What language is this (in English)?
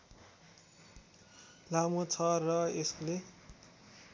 Nepali